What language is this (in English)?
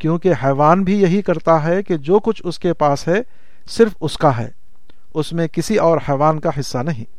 Urdu